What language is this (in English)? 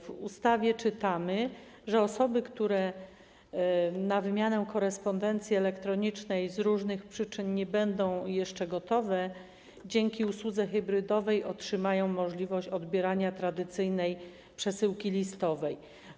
Polish